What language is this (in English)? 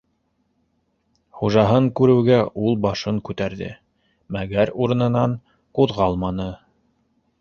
Bashkir